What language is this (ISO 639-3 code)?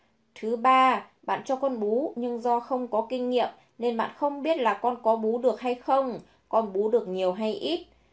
vie